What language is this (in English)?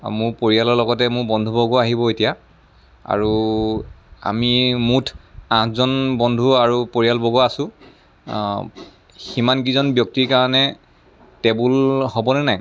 Assamese